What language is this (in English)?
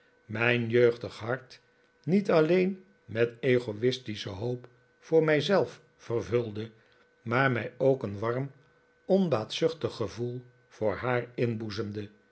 Dutch